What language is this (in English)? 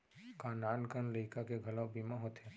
Chhattisgarhi